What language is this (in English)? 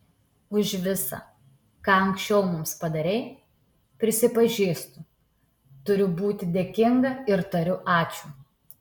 Lithuanian